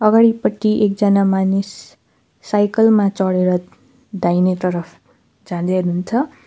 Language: Nepali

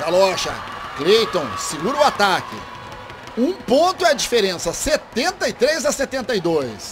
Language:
Portuguese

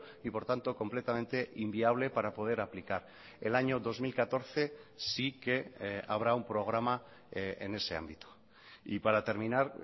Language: Spanish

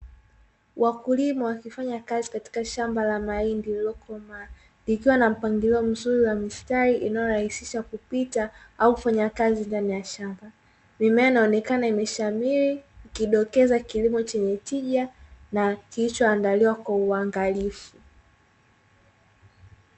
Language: Swahili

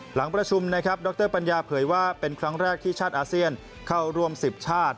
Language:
Thai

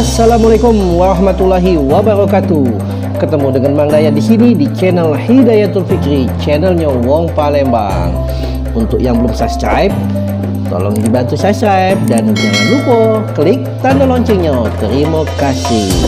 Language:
Indonesian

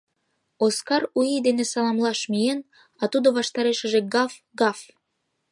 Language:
Mari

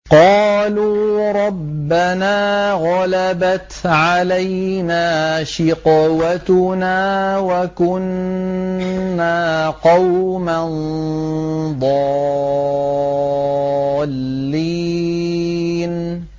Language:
Arabic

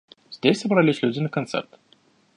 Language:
Russian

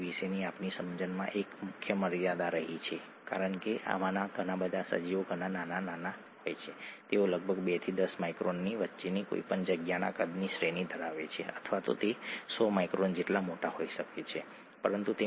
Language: Gujarati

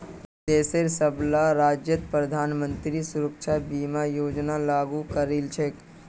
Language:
Magahi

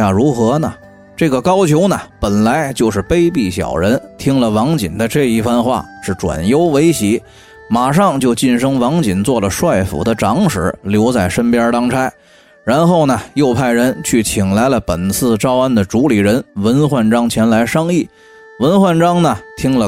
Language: Chinese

